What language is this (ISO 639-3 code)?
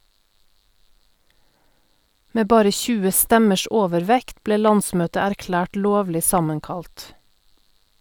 nor